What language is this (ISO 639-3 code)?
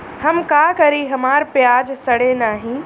bho